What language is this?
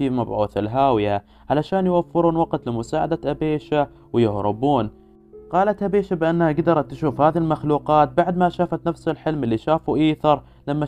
Arabic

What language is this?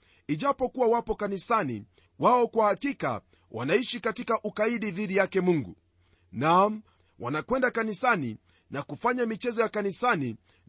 Swahili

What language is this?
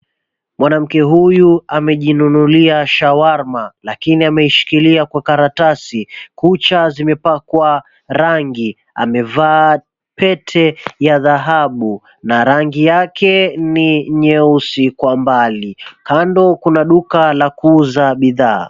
Swahili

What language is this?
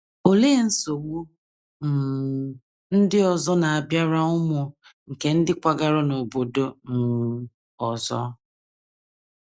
Igbo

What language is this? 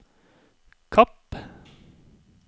Norwegian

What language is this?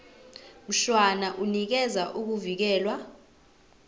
Zulu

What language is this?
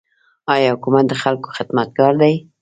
Pashto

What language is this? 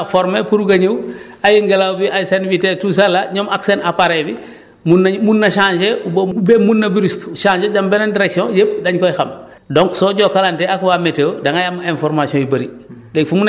Wolof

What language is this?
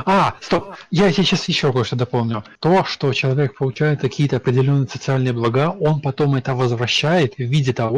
Russian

